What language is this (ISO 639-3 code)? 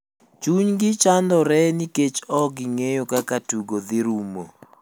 luo